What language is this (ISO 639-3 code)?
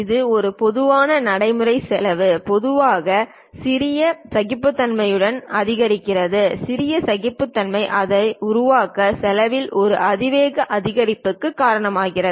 tam